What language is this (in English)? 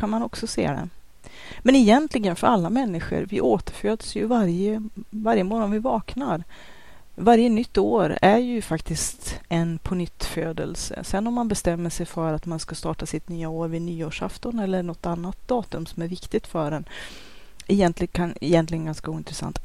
Swedish